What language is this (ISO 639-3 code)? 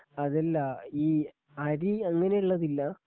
mal